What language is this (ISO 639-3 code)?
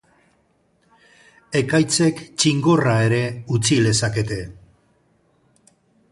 eus